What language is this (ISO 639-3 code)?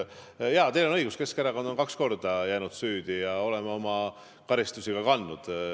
est